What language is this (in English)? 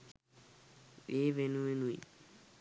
Sinhala